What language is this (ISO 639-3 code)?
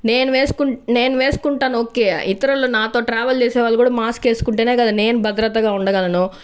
tel